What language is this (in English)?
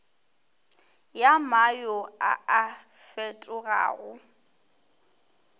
Northern Sotho